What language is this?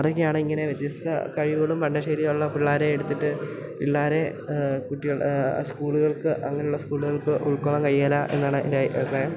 Malayalam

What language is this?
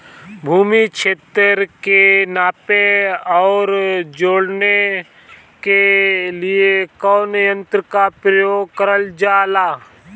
Bhojpuri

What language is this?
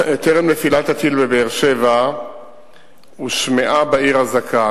Hebrew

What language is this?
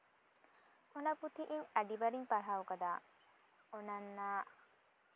Santali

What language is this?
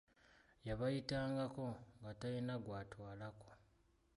Ganda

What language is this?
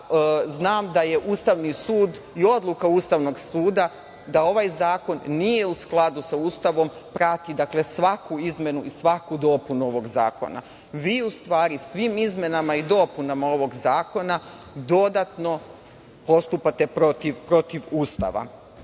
Serbian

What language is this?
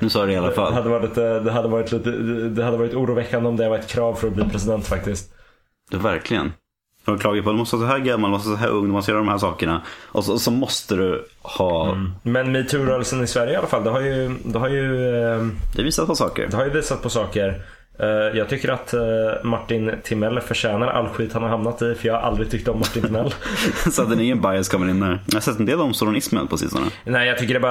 Swedish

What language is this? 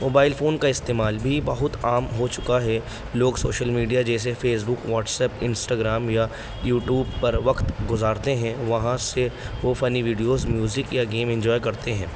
Urdu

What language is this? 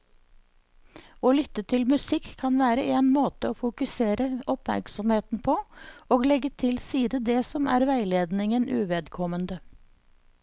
Norwegian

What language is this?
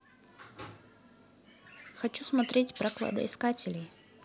Russian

